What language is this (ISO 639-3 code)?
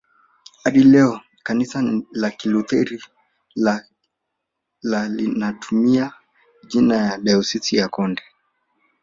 swa